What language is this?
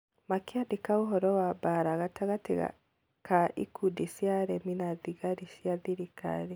Kikuyu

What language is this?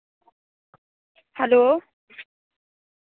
Dogri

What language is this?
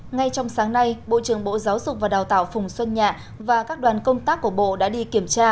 Vietnamese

